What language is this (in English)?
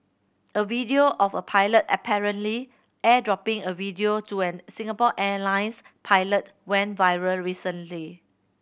English